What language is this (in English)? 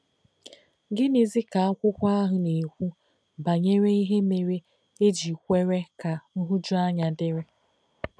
Igbo